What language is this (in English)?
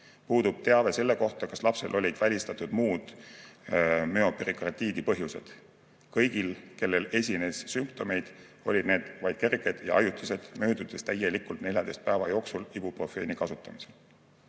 Estonian